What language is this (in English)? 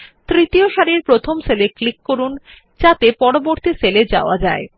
Bangla